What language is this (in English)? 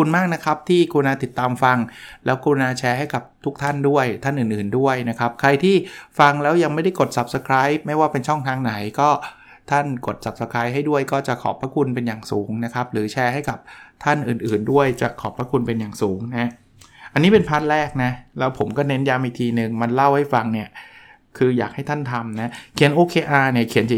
Thai